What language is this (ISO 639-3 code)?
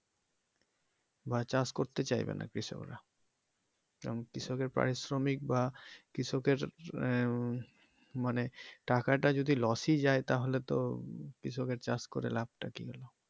ben